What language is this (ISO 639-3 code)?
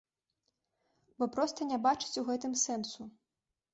bel